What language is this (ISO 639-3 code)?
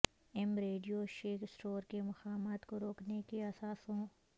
urd